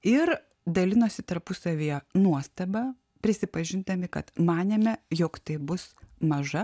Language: Lithuanian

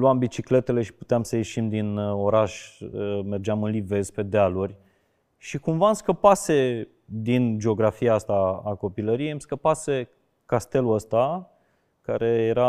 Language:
Romanian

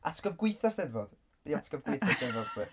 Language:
Welsh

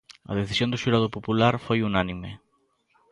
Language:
Galician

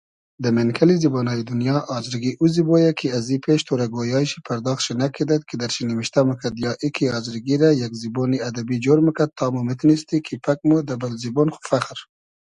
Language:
Hazaragi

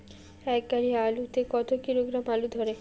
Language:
Bangla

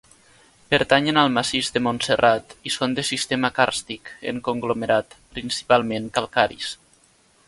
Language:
Catalan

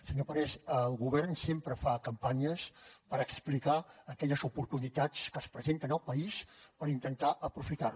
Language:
Catalan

